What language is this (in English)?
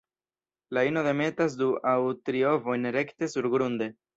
Esperanto